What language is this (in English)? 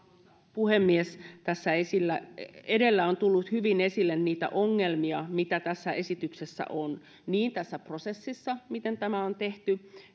Finnish